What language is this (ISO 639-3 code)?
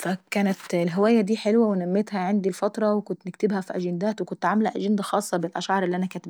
aec